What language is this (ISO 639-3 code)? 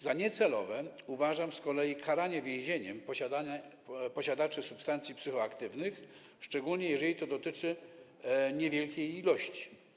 pol